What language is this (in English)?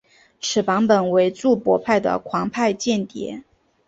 Chinese